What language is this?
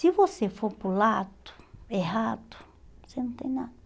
Portuguese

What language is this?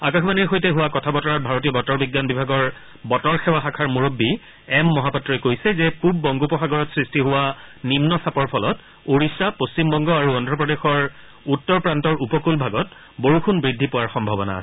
Assamese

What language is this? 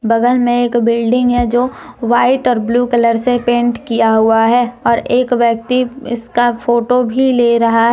Hindi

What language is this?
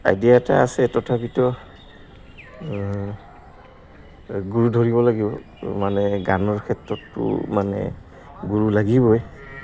Assamese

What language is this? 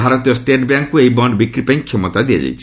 Odia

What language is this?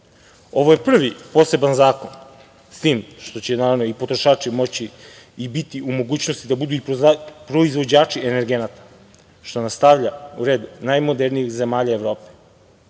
Serbian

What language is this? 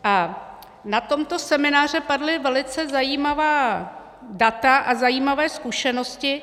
Czech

